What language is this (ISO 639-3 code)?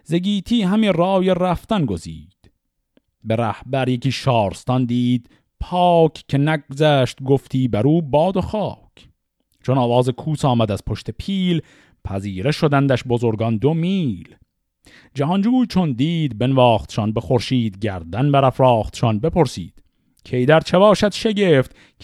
fas